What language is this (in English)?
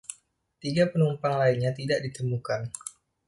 Indonesian